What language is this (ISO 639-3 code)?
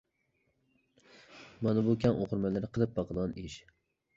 uig